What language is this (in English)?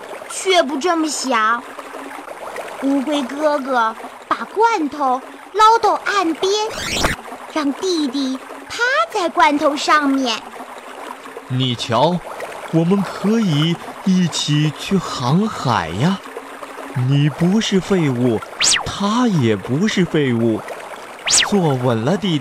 Chinese